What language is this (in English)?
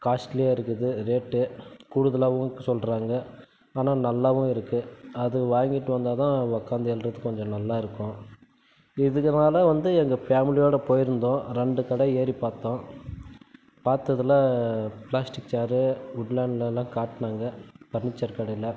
Tamil